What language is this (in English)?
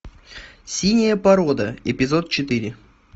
Russian